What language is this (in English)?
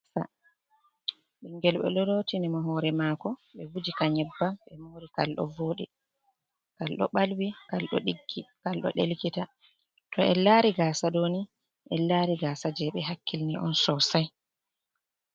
Fula